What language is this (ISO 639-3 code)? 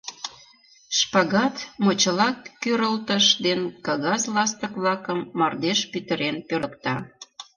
chm